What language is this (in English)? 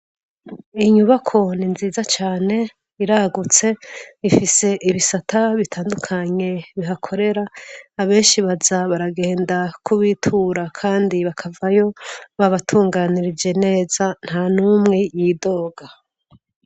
Rundi